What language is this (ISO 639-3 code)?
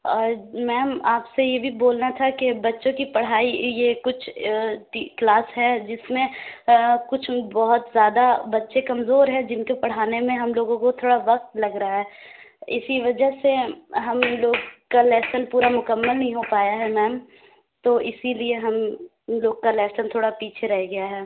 urd